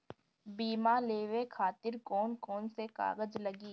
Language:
Bhojpuri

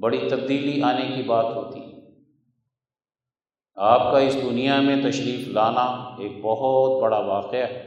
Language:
Urdu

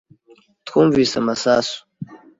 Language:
Kinyarwanda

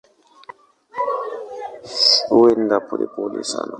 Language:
Swahili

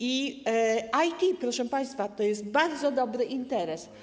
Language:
Polish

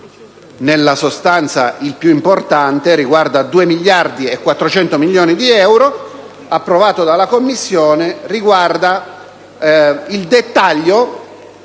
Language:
Italian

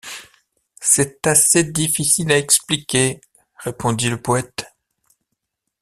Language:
French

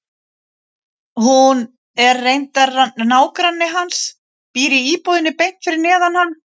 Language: Icelandic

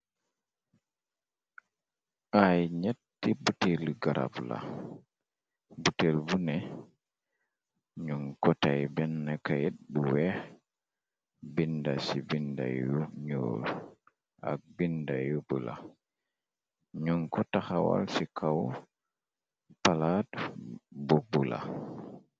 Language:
Wolof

